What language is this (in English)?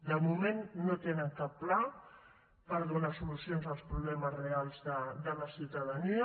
Catalan